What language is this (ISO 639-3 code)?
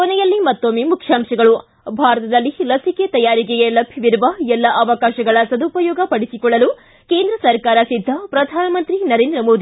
kan